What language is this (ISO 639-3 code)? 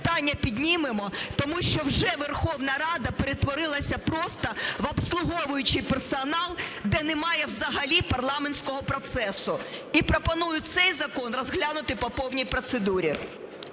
ukr